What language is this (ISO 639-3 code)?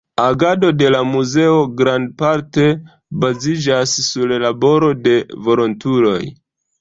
epo